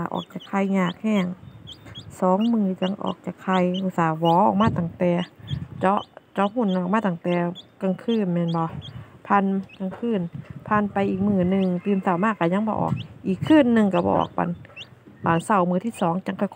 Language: Thai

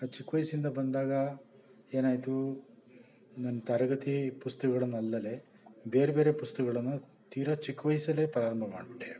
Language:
Kannada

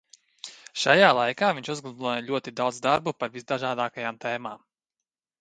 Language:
Latvian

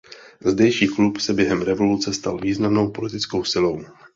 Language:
Czech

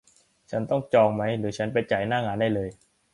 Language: Thai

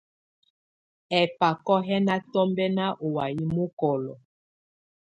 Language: Tunen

